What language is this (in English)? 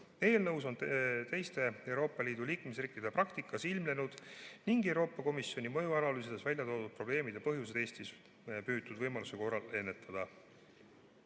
Estonian